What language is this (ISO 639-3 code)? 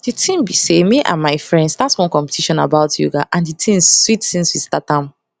pcm